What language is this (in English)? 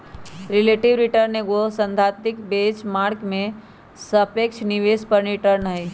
Magahi